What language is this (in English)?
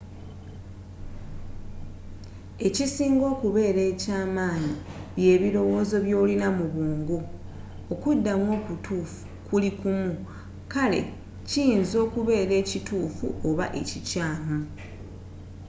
Ganda